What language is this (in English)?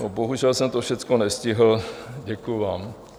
Czech